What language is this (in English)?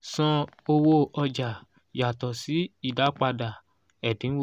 Yoruba